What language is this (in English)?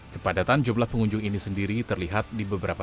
Indonesian